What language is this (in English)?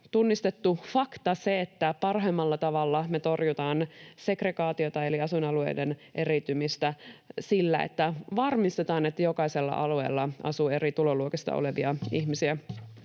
Finnish